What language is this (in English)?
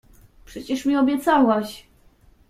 Polish